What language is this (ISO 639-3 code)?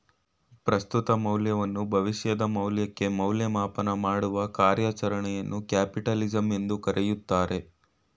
kan